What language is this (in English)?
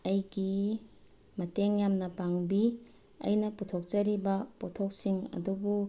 Manipuri